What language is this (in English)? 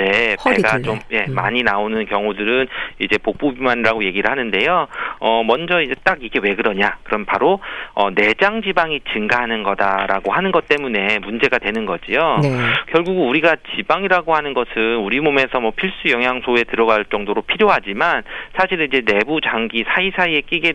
Korean